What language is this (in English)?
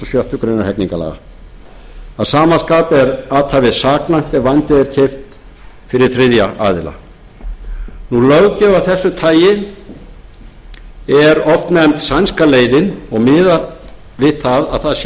Icelandic